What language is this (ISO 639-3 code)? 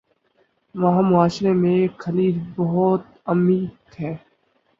urd